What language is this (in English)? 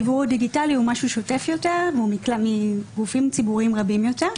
Hebrew